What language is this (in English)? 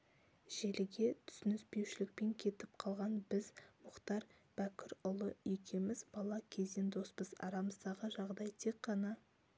Kazakh